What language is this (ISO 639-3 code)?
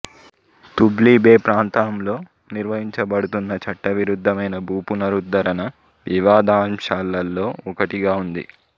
tel